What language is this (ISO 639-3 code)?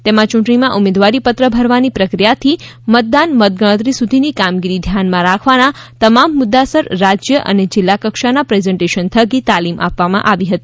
guj